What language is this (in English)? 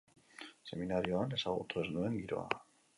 Basque